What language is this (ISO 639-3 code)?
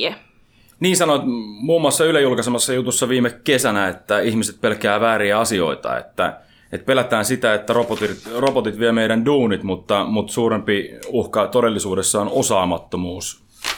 fin